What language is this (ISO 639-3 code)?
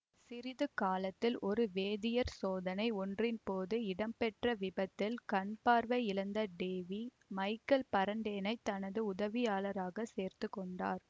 tam